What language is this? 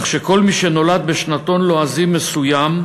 Hebrew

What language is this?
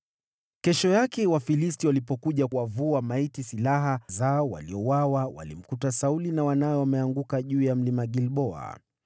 Swahili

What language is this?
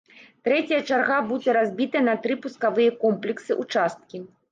Belarusian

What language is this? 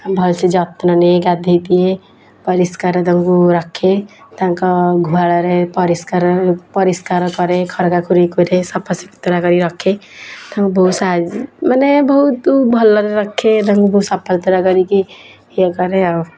Odia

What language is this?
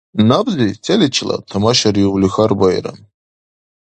Dargwa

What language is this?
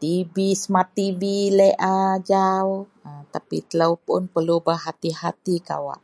Central Melanau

